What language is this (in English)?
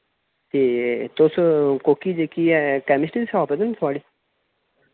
Dogri